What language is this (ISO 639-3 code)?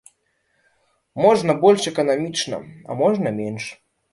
bel